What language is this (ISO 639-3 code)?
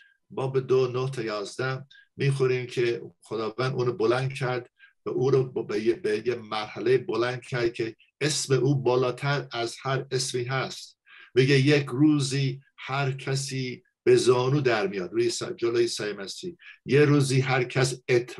fas